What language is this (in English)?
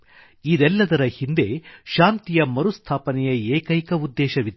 Kannada